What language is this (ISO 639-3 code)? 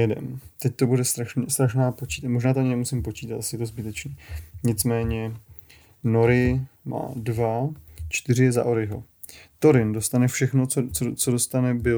ces